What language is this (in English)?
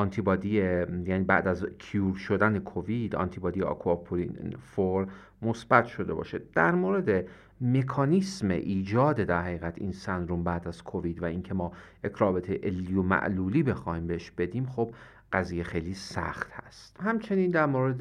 Persian